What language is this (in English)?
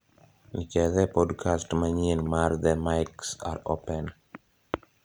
Luo (Kenya and Tanzania)